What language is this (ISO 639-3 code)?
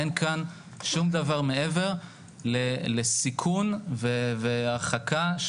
heb